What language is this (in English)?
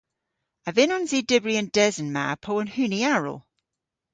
Cornish